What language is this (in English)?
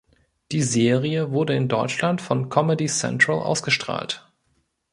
German